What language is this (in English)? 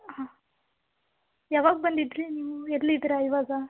Kannada